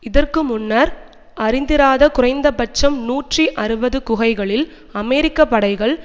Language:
Tamil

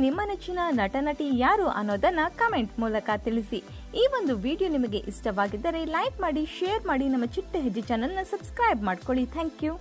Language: Kannada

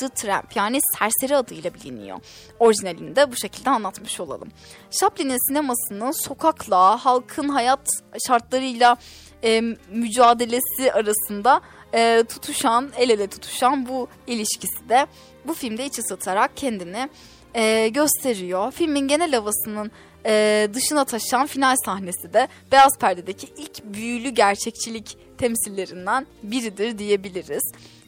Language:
Turkish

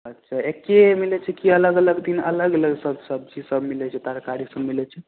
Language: Maithili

